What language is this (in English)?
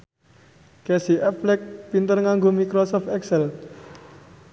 Javanese